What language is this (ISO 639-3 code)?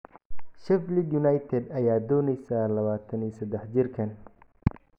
som